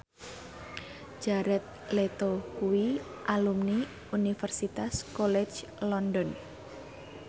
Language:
Javanese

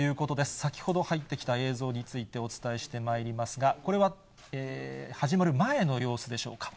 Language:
Japanese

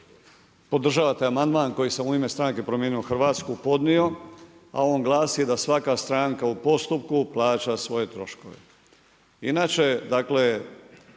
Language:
Croatian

